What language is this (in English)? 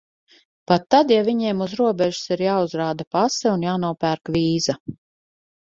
Latvian